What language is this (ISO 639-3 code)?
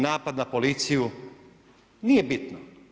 hrv